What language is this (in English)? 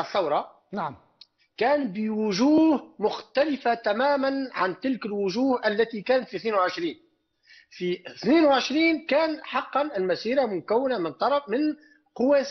Arabic